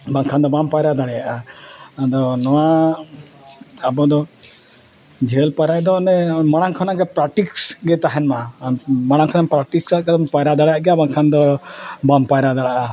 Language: Santali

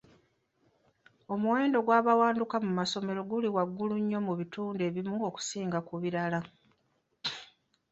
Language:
Ganda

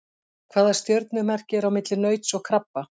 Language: Icelandic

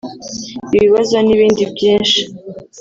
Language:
Kinyarwanda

